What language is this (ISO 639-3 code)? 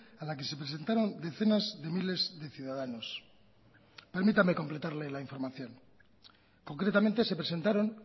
spa